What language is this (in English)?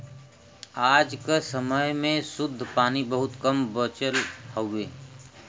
Bhojpuri